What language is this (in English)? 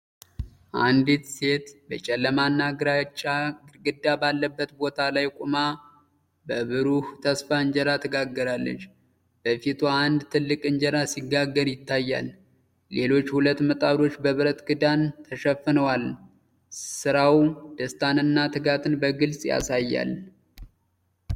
Amharic